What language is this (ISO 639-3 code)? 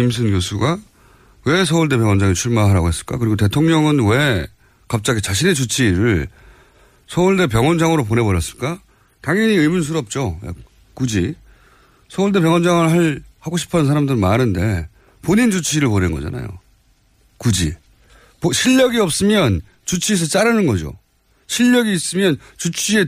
kor